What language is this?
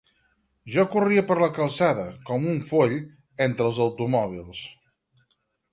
Catalan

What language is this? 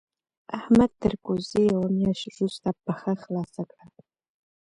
Pashto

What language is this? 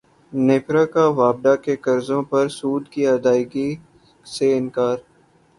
Urdu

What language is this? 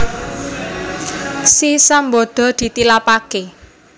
Javanese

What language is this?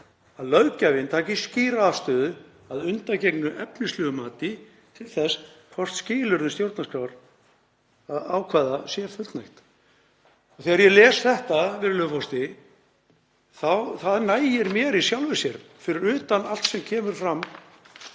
Icelandic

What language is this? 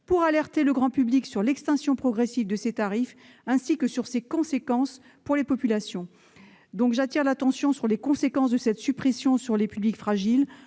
French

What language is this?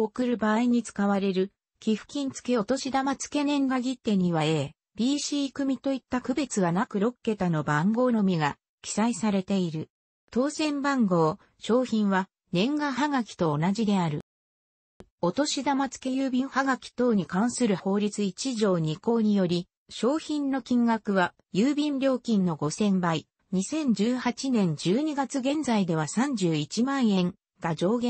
Japanese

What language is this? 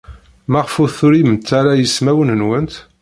Kabyle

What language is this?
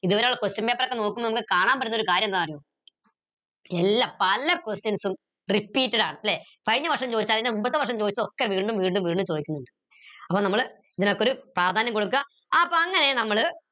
Malayalam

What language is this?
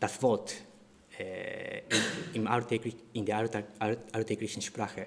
German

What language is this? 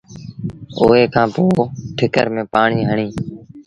Sindhi Bhil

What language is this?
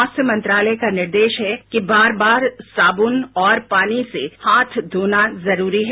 Hindi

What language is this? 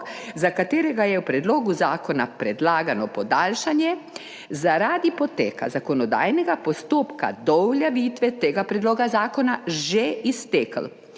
Slovenian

